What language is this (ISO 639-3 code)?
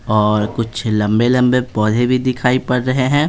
hin